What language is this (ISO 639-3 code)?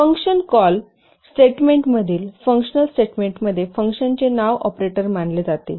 mar